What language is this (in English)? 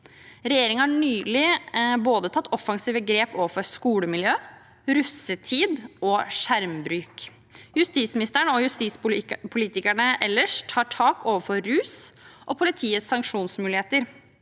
Norwegian